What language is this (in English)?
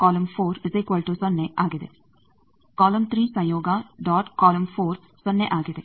Kannada